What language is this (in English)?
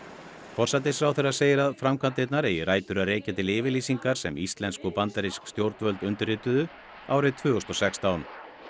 Icelandic